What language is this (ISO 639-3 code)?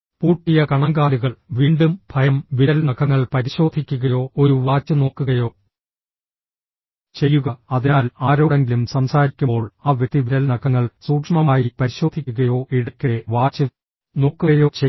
mal